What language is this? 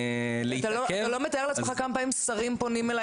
Hebrew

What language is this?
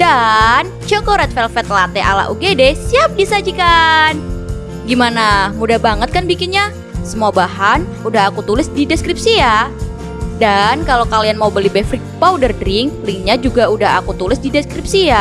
Indonesian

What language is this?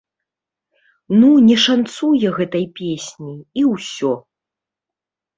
Belarusian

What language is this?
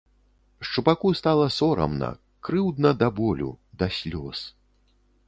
Belarusian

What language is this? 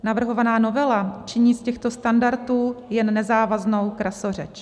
Czech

